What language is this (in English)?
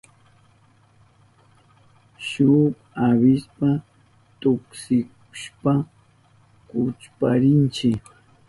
Southern Pastaza Quechua